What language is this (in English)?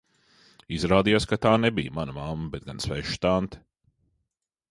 Latvian